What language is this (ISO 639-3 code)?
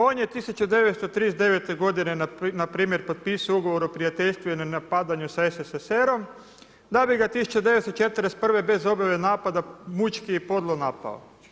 hrv